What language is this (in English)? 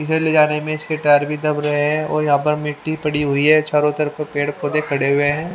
Hindi